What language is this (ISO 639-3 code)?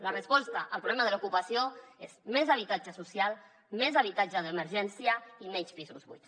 cat